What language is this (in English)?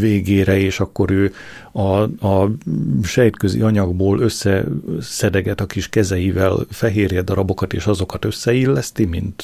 Hungarian